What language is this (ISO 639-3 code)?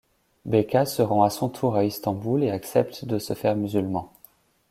fra